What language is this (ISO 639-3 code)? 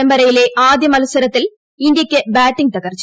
mal